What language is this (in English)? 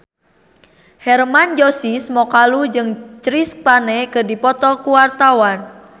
Sundanese